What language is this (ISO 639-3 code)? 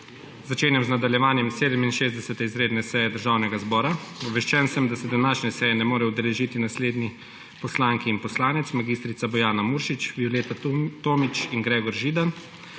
slv